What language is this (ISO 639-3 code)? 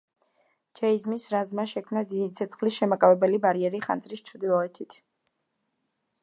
kat